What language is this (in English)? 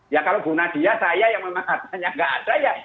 Indonesian